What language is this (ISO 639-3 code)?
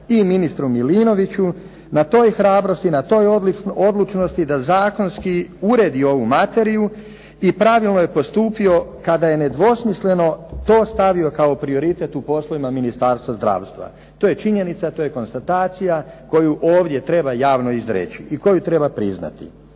hrv